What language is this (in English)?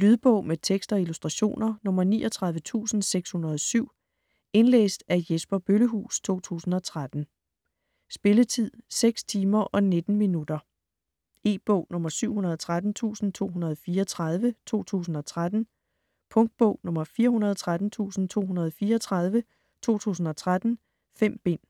Danish